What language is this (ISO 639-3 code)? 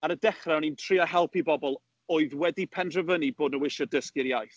cym